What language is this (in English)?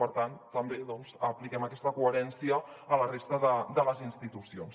Catalan